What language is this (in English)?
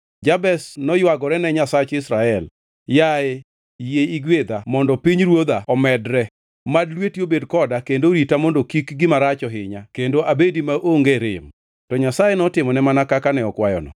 Luo (Kenya and Tanzania)